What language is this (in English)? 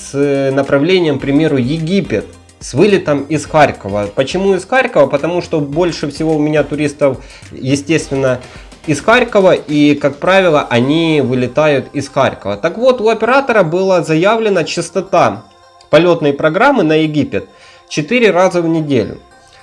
Russian